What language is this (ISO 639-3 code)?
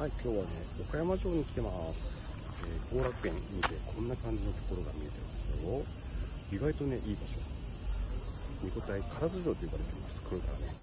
jpn